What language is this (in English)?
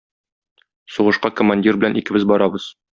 Tatar